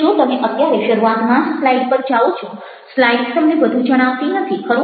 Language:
Gujarati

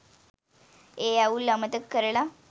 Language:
Sinhala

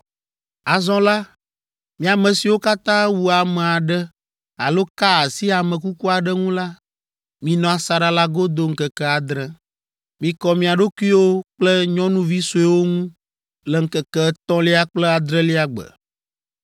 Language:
Ewe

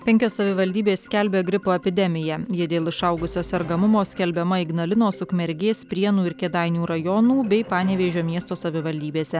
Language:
Lithuanian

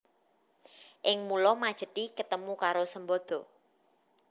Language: Javanese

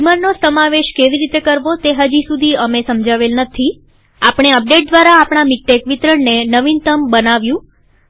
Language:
Gujarati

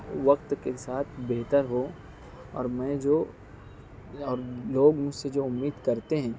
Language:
Urdu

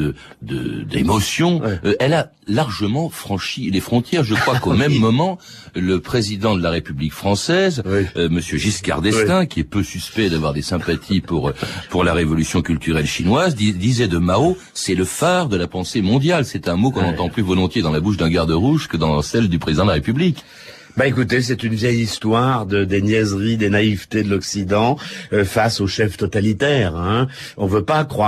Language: French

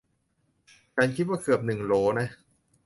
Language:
Thai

